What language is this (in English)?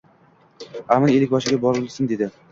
Uzbek